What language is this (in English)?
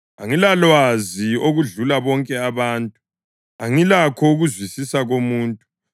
North Ndebele